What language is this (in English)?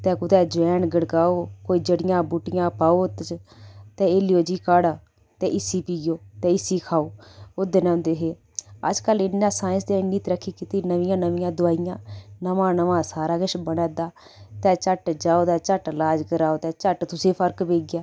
Dogri